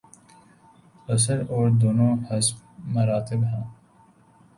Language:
Urdu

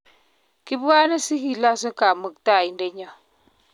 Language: Kalenjin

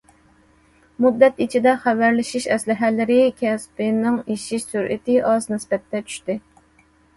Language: Uyghur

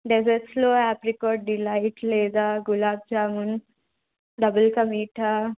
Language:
Telugu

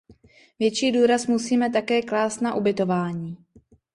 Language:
Czech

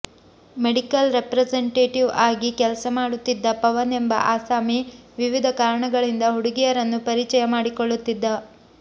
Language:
Kannada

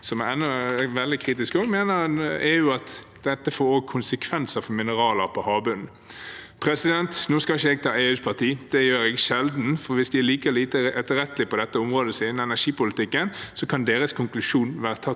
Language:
Norwegian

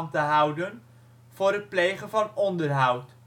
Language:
Dutch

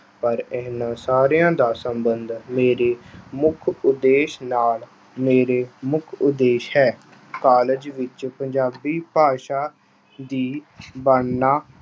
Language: Punjabi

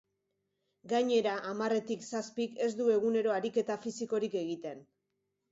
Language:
Basque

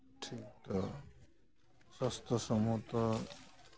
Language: Santali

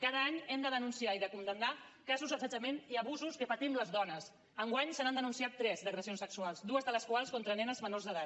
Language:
Catalan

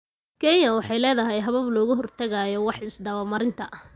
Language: Somali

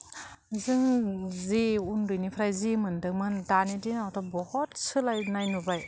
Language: Bodo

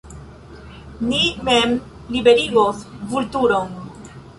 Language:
Esperanto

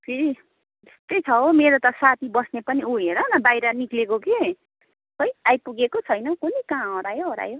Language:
Nepali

